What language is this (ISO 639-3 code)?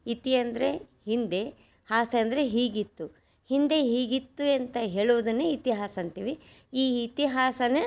kan